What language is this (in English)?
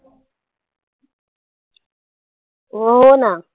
Marathi